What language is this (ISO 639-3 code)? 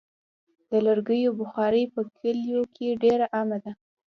pus